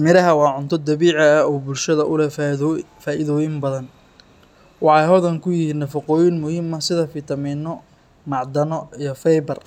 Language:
Somali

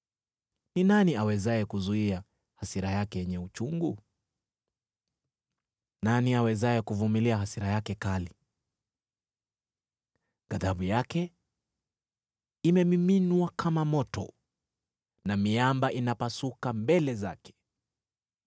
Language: Swahili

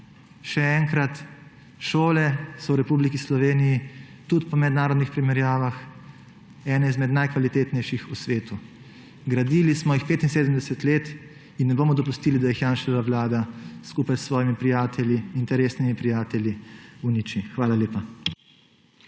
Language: Slovenian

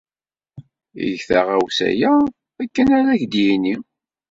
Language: Kabyle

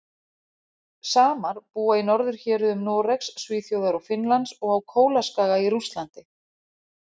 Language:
Icelandic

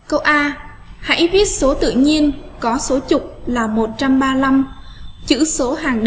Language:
Vietnamese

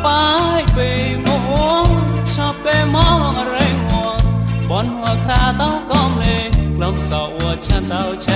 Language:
Thai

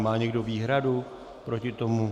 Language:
Czech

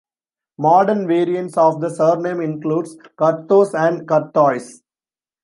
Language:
English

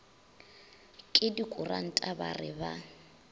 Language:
Northern Sotho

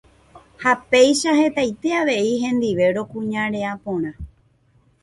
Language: Guarani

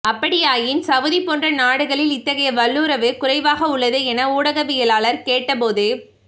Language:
Tamil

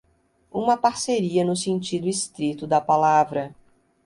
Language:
Portuguese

